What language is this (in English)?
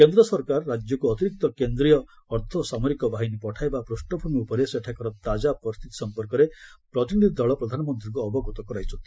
Odia